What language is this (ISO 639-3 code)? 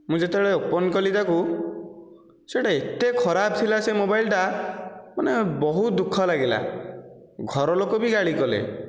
ori